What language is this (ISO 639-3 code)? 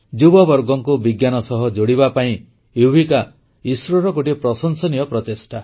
ori